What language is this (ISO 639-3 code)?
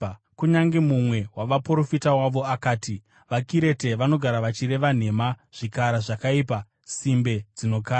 sna